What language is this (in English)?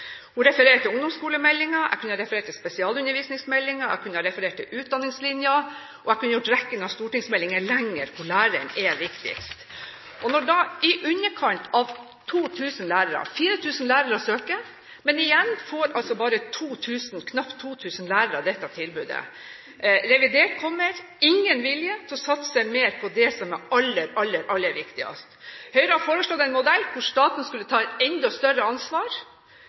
Norwegian Bokmål